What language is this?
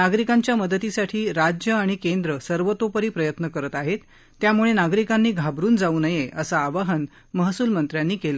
Marathi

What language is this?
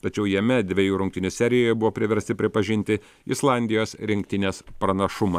Lithuanian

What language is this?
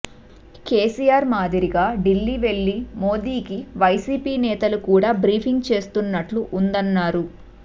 Telugu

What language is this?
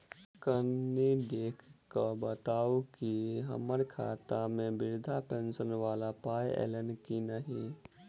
Maithili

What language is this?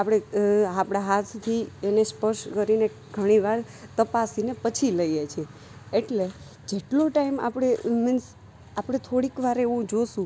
Gujarati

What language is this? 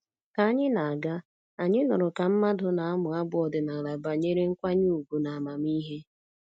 Igbo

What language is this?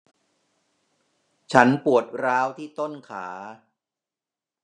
Thai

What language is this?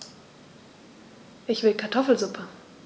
German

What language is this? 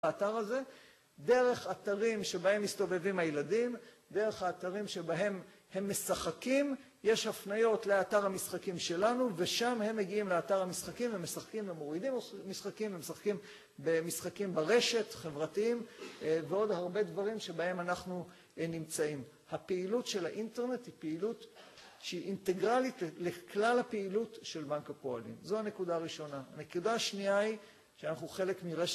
Hebrew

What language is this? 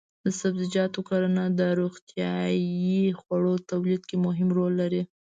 Pashto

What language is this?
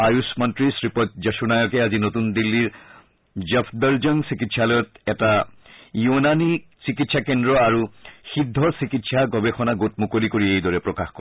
Assamese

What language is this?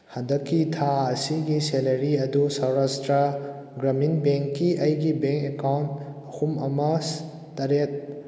Manipuri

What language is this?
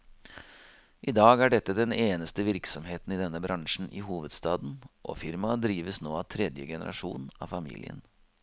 Norwegian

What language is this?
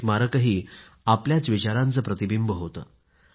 Marathi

